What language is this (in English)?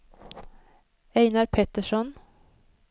Swedish